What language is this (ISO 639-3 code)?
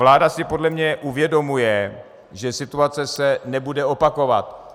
ces